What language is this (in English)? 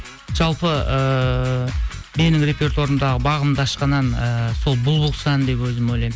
Kazakh